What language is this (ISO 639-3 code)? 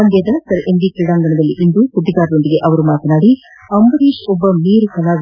kan